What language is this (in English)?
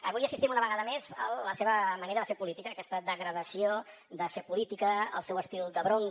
Catalan